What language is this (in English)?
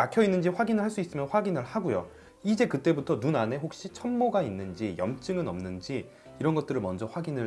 Korean